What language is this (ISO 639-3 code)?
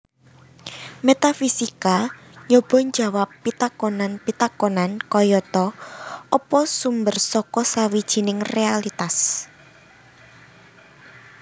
jav